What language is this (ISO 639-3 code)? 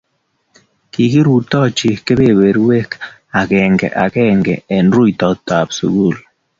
kln